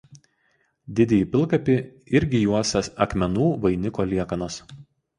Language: Lithuanian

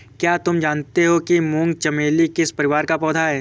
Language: Hindi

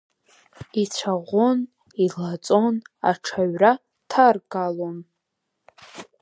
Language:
Abkhazian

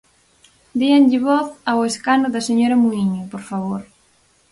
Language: Galician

